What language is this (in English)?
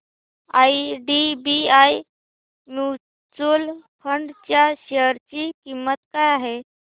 Marathi